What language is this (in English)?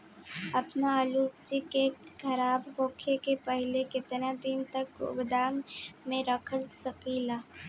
Bhojpuri